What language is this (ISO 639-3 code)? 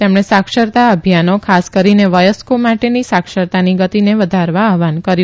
guj